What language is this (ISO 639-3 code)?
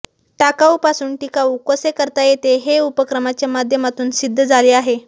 mar